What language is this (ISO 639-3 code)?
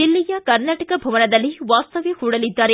kan